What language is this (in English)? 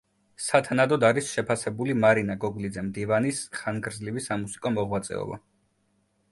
Georgian